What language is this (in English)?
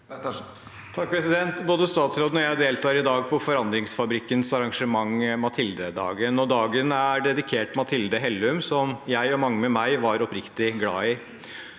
Norwegian